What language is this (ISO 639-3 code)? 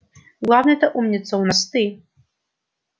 rus